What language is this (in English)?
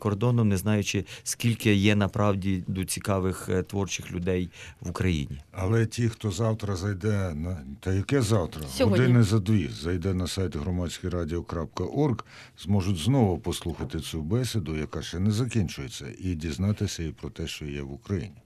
Ukrainian